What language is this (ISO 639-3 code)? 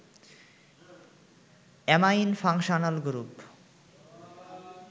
ben